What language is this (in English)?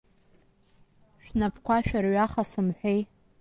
Abkhazian